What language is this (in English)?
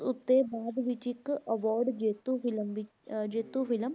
Punjabi